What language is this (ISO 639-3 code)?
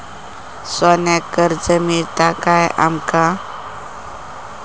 mar